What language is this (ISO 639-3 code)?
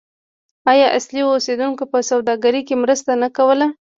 pus